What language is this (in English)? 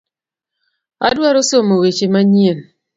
Luo (Kenya and Tanzania)